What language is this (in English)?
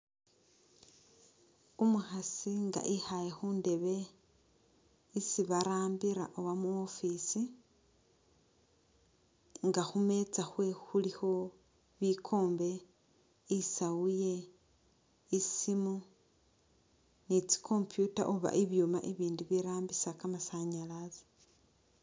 Masaaba